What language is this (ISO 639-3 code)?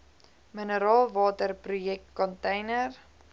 afr